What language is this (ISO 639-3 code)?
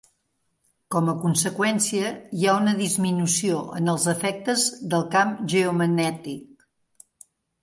cat